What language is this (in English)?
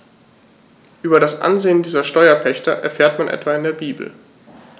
German